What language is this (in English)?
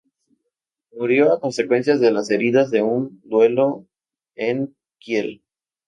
Spanish